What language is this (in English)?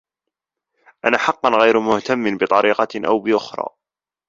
Arabic